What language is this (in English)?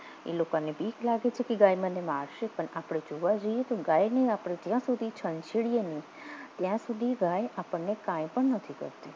Gujarati